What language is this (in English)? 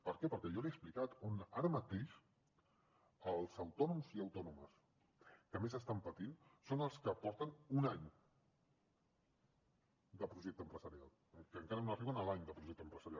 Catalan